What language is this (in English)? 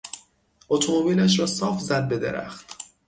Persian